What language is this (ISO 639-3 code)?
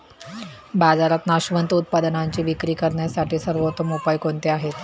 mar